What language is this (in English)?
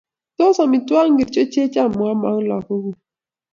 Kalenjin